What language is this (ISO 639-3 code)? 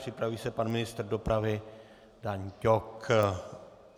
ces